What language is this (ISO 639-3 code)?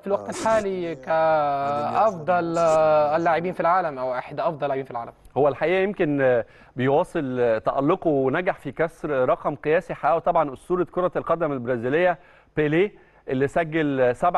ara